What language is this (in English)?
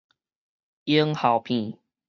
Min Nan Chinese